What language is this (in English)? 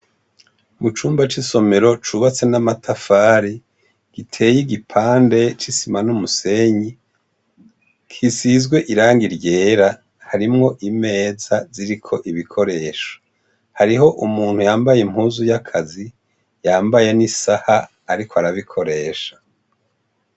Rundi